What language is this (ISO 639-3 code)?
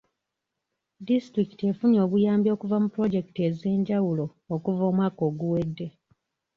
lug